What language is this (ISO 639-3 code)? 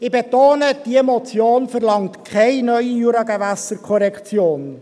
gsw